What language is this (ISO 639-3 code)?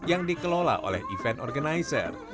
ind